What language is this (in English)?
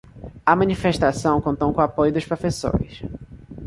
Portuguese